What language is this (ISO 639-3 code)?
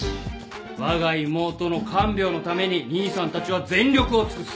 jpn